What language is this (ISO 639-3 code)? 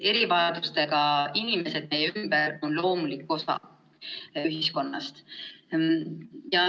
est